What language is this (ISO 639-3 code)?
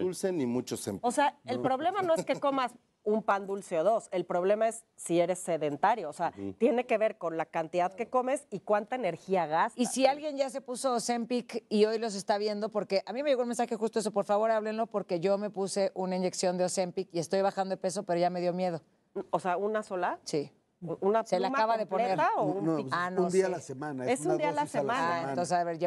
spa